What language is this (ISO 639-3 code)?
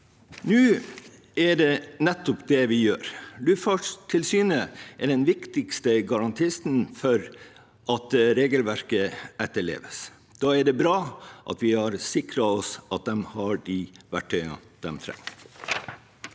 nor